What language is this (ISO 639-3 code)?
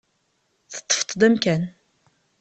kab